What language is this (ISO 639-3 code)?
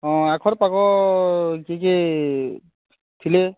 ori